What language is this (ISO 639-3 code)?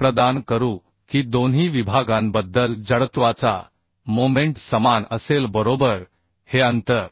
mar